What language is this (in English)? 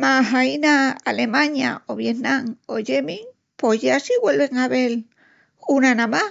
Extremaduran